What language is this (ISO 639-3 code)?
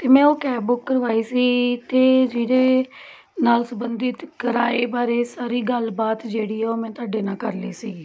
pan